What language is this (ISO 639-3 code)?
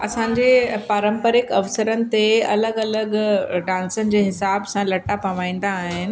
snd